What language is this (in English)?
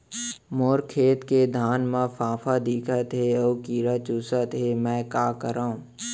Chhattisgarhi